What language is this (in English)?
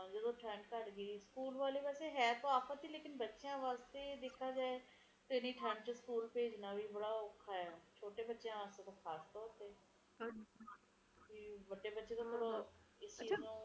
Punjabi